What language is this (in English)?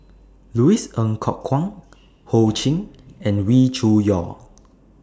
English